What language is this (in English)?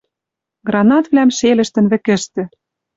Western Mari